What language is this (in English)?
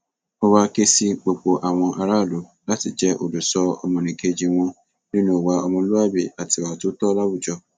Yoruba